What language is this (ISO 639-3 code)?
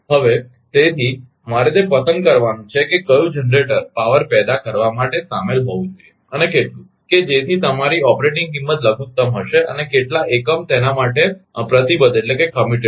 guj